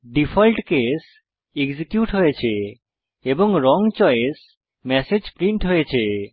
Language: Bangla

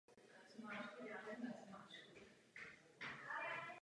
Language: Czech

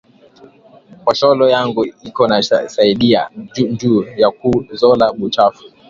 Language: Swahili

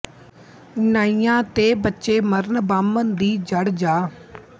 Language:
Punjabi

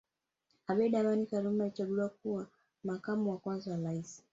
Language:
Swahili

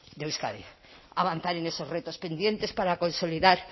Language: Spanish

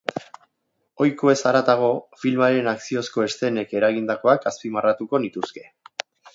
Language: Basque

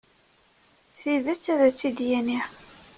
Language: Kabyle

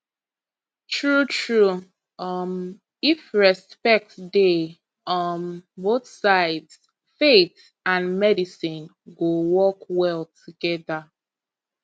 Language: Nigerian Pidgin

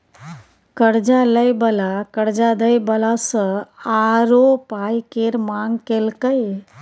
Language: Maithili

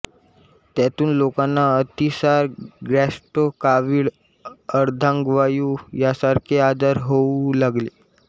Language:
Marathi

